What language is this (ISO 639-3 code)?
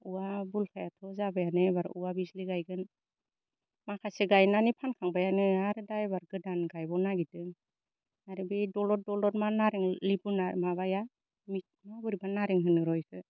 brx